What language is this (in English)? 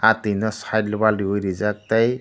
Kok Borok